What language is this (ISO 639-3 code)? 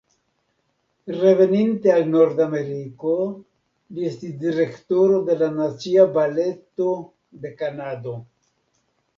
epo